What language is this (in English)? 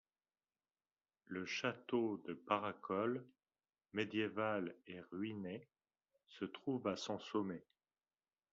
French